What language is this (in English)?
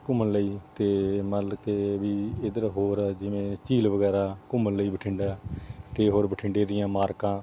Punjabi